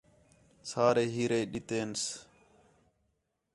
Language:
Khetrani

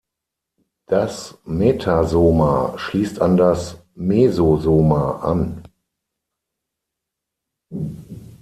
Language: German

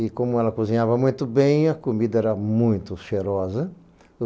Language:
Portuguese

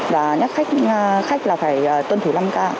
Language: Vietnamese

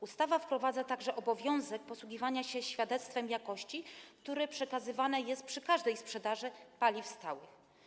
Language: Polish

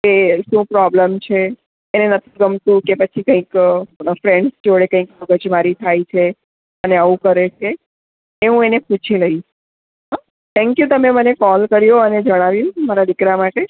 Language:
Gujarati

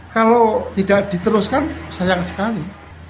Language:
Indonesian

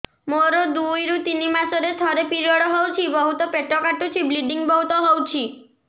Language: Odia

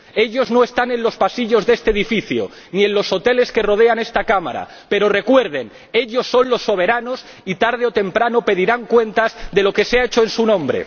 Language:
Spanish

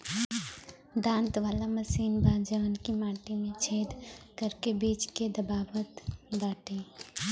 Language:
Bhojpuri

